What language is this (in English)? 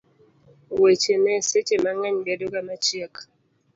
Luo (Kenya and Tanzania)